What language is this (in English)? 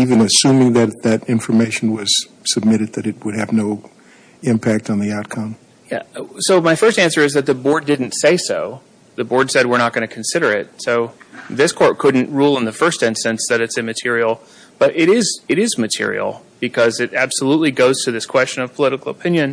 English